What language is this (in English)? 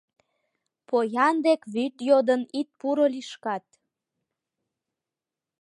Mari